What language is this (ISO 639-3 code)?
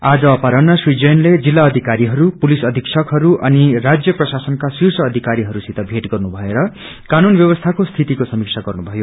nep